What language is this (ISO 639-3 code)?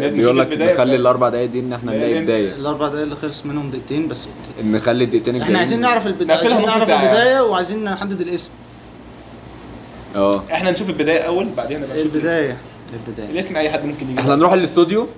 ara